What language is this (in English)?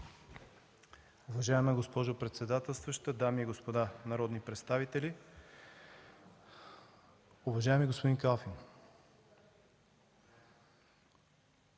Bulgarian